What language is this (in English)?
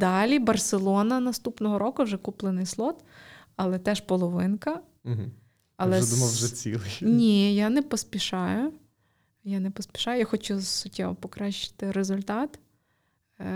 Ukrainian